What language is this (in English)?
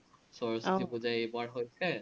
Assamese